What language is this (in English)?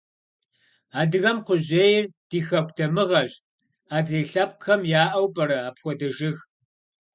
Kabardian